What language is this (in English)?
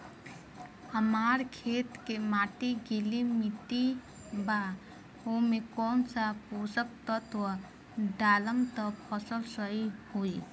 Bhojpuri